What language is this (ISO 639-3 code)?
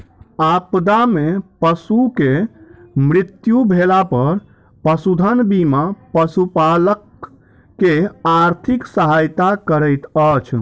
mai